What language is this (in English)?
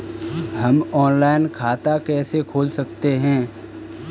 Hindi